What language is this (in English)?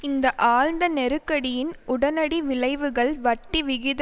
Tamil